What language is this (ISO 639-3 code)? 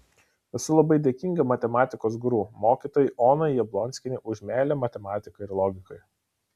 lit